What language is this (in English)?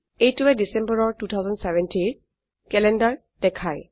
Assamese